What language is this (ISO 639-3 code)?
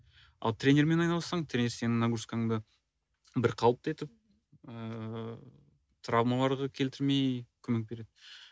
kaz